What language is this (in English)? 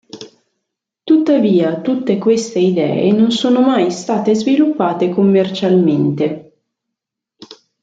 Italian